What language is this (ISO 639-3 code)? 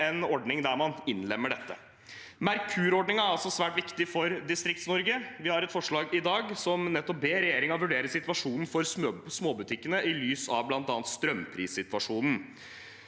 nor